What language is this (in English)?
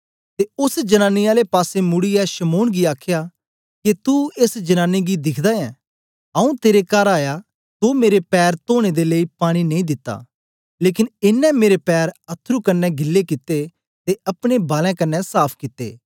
Dogri